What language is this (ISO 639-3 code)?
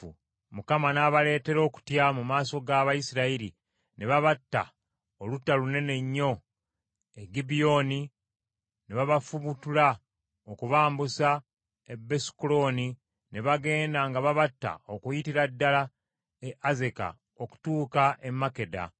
lug